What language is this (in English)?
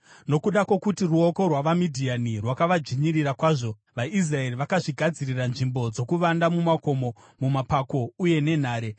Shona